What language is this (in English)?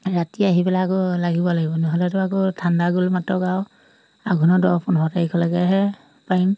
Assamese